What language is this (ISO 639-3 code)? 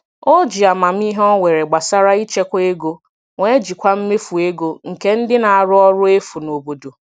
ibo